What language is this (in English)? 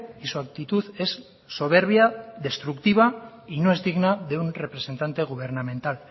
Spanish